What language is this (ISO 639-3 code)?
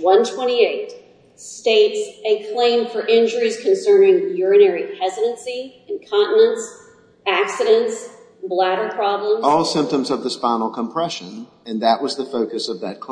eng